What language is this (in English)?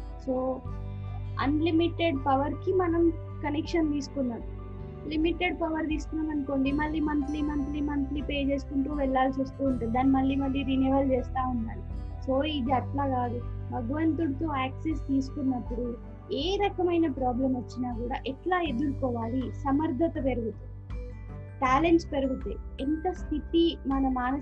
Telugu